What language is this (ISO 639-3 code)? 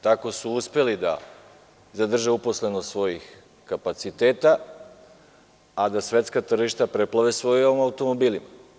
srp